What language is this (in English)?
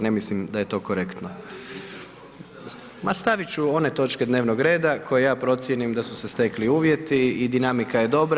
Croatian